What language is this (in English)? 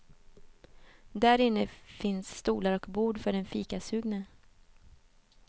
Swedish